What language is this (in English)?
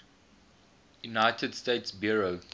English